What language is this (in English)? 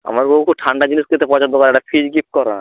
Bangla